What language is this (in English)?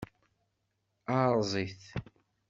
Kabyle